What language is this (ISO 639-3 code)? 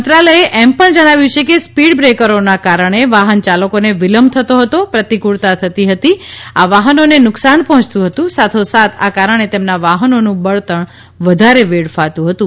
guj